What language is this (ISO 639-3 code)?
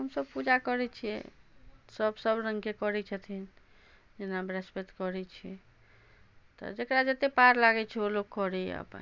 mai